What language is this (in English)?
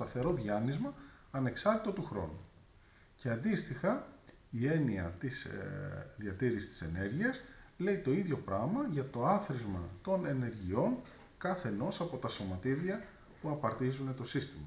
Greek